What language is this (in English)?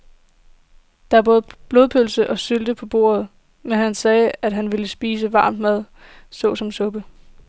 Danish